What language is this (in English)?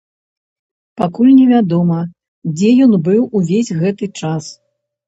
Belarusian